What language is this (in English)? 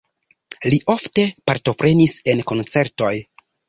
Esperanto